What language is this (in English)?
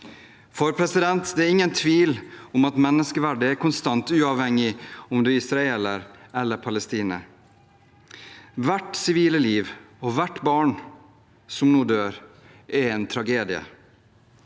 Norwegian